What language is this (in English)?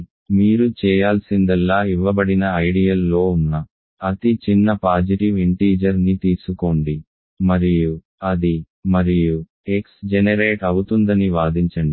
Telugu